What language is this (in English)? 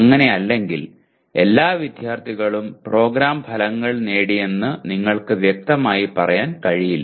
Malayalam